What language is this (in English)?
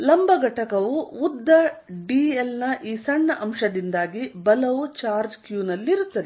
Kannada